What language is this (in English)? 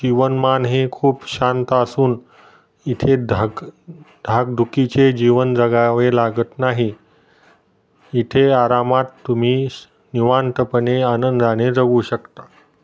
Marathi